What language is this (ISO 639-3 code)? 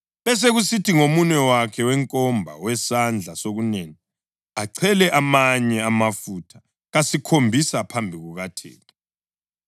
nde